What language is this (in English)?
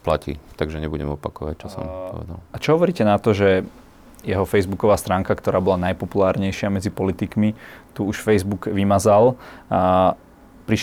Slovak